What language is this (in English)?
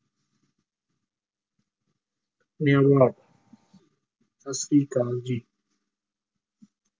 Punjabi